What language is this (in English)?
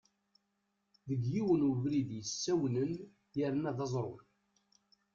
Kabyle